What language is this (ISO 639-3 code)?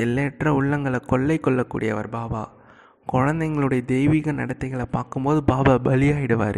tam